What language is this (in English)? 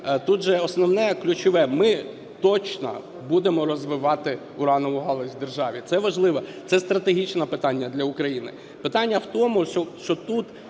Ukrainian